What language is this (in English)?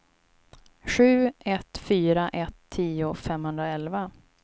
Swedish